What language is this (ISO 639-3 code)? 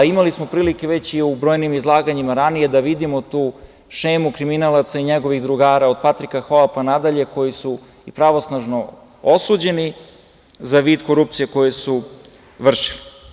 srp